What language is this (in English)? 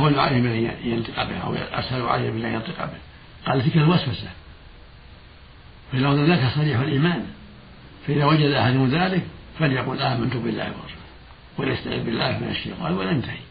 Arabic